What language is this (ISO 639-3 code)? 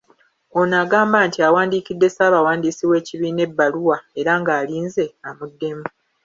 lug